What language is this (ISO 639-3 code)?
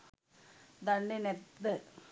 sin